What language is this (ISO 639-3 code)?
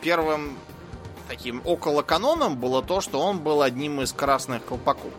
rus